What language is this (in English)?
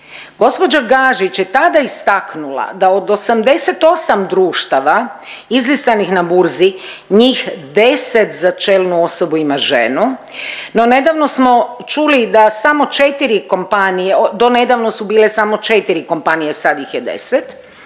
Croatian